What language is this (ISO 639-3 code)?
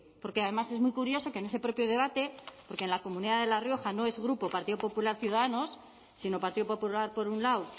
spa